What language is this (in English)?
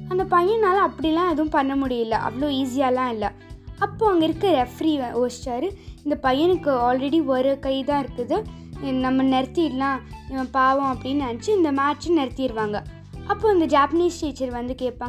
Tamil